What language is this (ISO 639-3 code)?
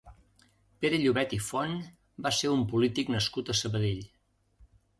cat